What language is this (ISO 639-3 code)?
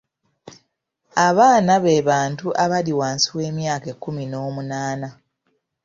lug